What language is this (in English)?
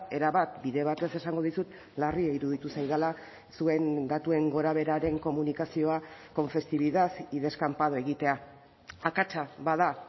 Basque